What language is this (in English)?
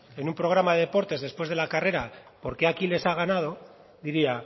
Spanish